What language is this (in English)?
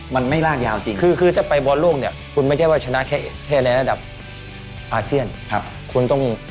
Thai